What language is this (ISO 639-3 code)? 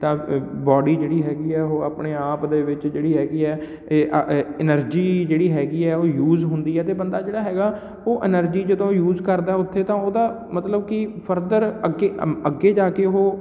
pan